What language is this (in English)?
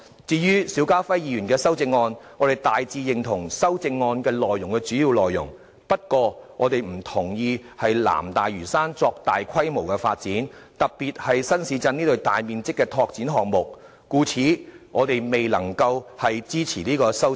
Cantonese